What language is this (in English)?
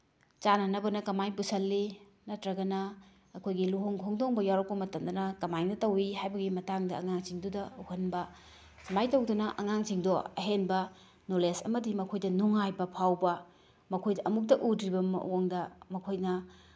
Manipuri